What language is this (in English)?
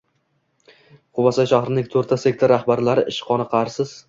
Uzbek